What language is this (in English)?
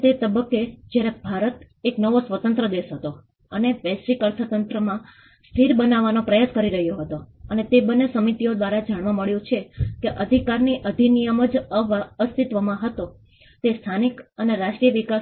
Gujarati